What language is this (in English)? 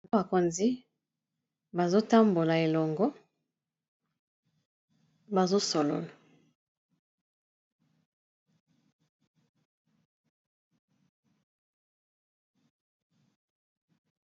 Lingala